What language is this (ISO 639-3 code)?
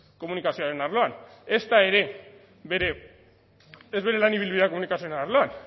eus